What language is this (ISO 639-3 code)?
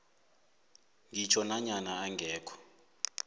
nbl